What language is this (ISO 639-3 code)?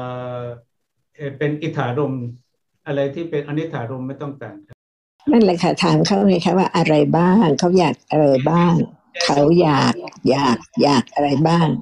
tha